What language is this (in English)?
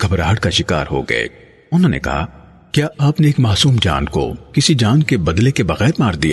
Urdu